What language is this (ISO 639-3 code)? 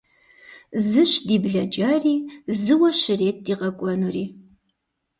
kbd